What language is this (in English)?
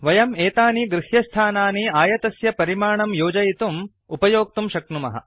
Sanskrit